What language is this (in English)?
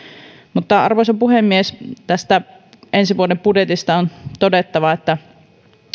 Finnish